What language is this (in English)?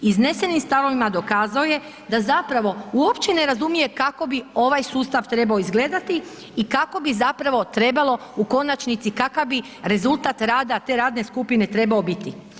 Croatian